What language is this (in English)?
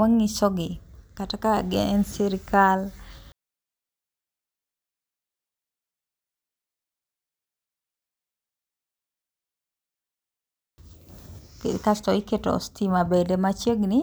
Luo (Kenya and Tanzania)